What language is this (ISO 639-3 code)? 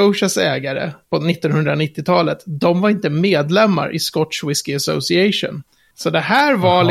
swe